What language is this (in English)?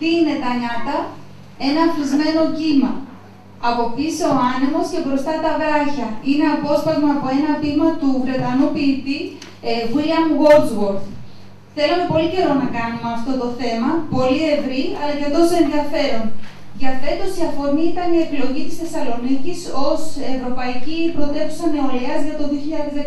Greek